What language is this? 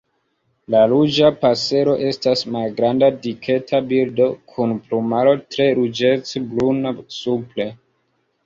Esperanto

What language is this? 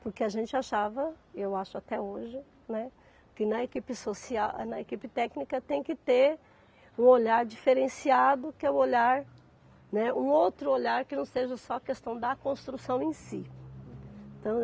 Portuguese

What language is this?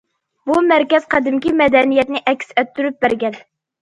Uyghur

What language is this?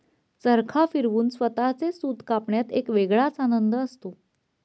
Marathi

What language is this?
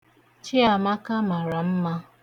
Igbo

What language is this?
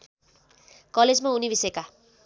Nepali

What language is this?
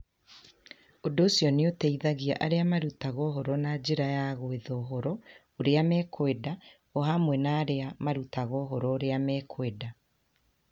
Kikuyu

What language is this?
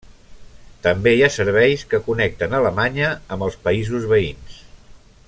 Catalan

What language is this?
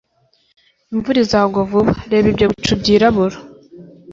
Kinyarwanda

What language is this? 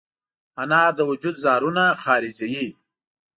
Pashto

